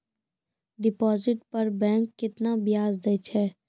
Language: Maithili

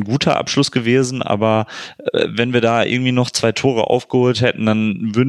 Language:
German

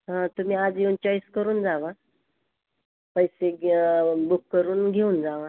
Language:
Marathi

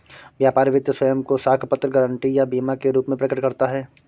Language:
Hindi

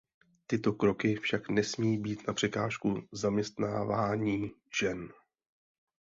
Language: Czech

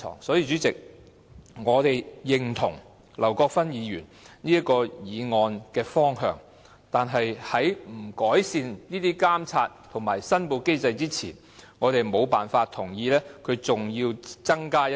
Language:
Cantonese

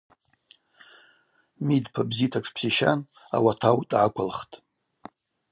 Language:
Abaza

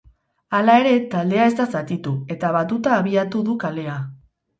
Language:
Basque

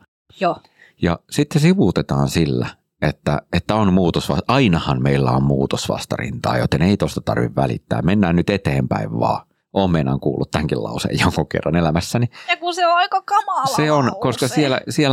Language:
Finnish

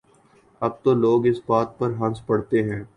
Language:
Urdu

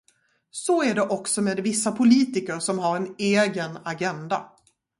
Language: Swedish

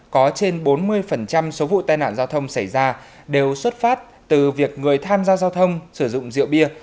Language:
Vietnamese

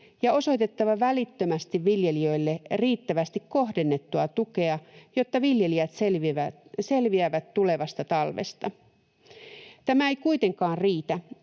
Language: Finnish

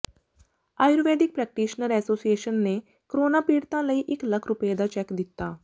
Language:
Punjabi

